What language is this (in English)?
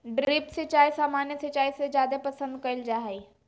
Magahi